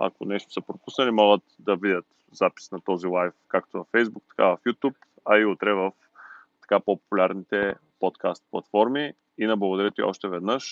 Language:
Bulgarian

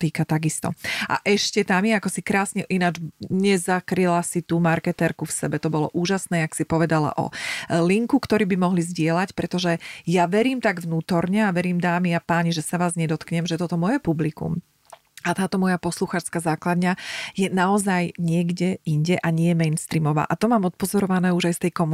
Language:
Slovak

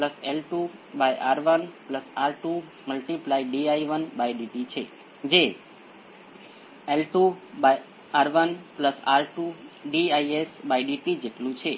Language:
Gujarati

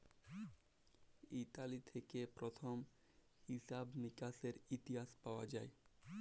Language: Bangla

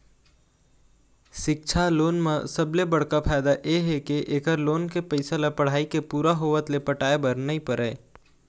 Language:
Chhattisgarhi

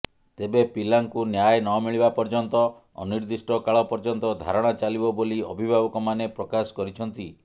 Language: Odia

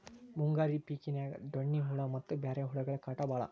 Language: Kannada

